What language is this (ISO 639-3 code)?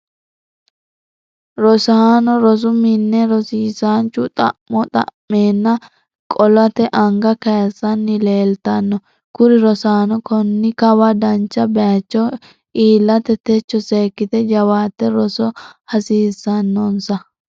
sid